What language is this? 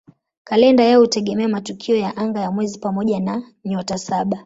Swahili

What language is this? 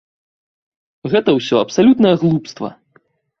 Belarusian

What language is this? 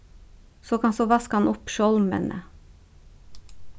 Faroese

